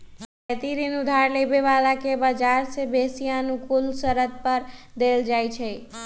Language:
Magahi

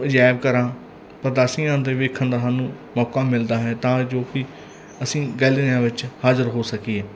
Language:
Punjabi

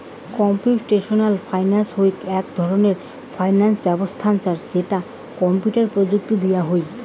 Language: Bangla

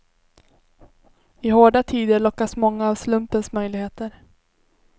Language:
Swedish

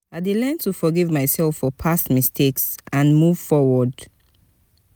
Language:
Nigerian Pidgin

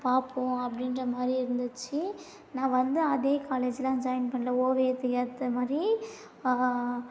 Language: Tamil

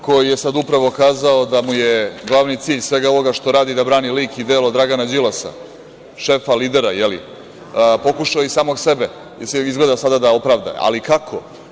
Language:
Serbian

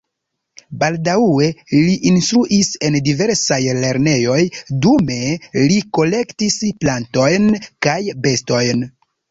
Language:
Esperanto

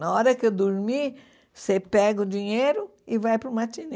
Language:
Portuguese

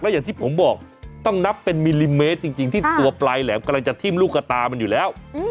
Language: Thai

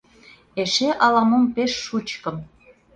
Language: Mari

